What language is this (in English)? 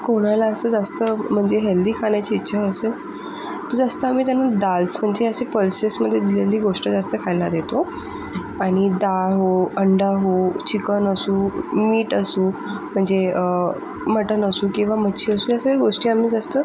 Marathi